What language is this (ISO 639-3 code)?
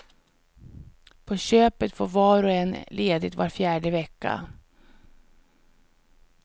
swe